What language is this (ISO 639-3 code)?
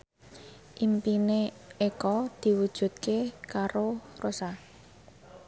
jav